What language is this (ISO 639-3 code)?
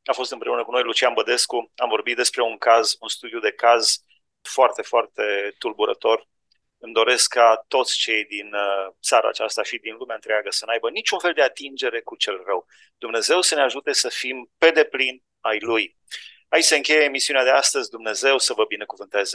ron